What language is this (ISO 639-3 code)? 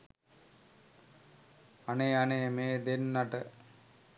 sin